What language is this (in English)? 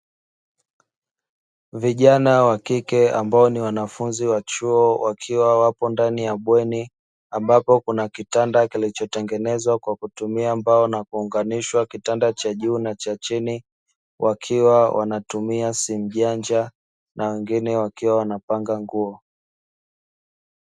Swahili